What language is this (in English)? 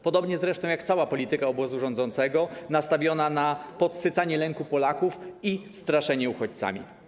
Polish